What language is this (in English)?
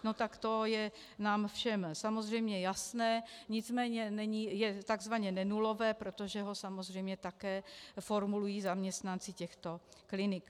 Czech